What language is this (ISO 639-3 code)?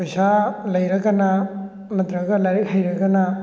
mni